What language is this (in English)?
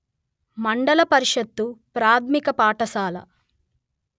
Telugu